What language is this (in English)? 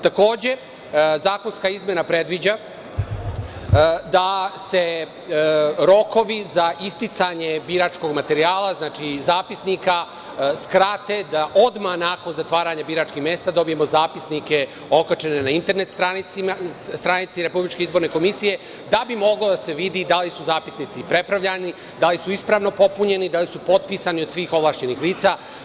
Serbian